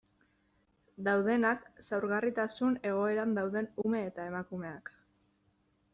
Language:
Basque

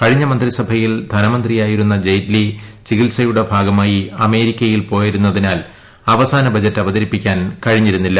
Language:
Malayalam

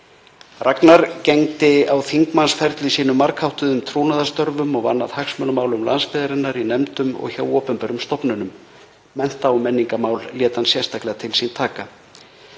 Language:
Icelandic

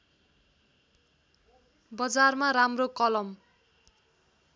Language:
Nepali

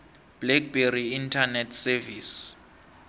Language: South Ndebele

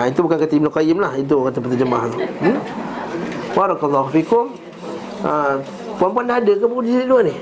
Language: Malay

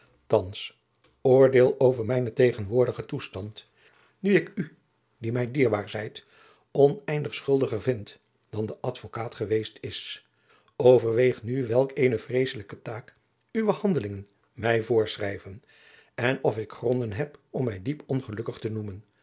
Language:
Dutch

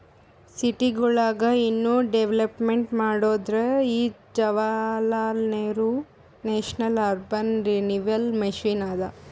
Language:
Kannada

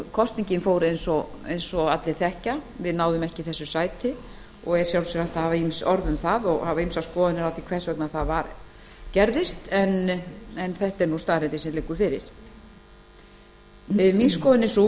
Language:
Icelandic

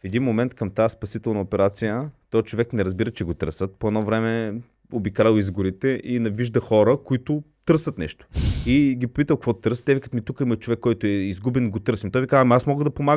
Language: Bulgarian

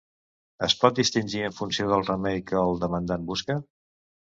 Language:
Catalan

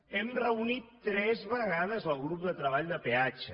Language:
Catalan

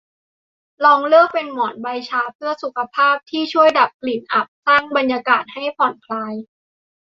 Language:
Thai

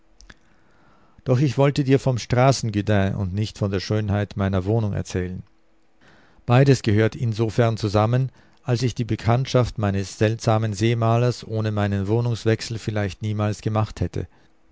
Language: German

